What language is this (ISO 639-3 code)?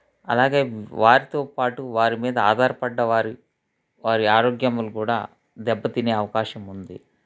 tel